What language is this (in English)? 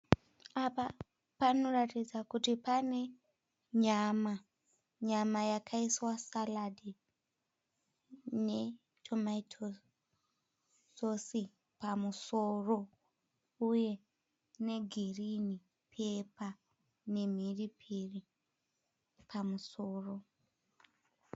Shona